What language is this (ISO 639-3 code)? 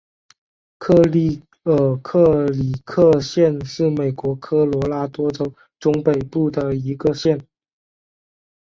zho